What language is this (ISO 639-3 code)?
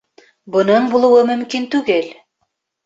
bak